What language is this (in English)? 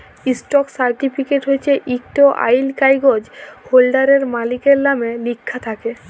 Bangla